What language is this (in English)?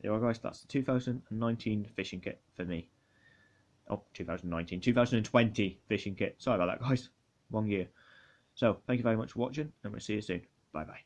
English